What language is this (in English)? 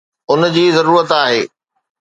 Sindhi